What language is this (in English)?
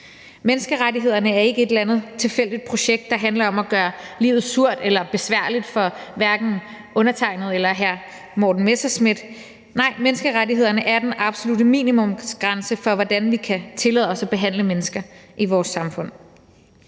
Danish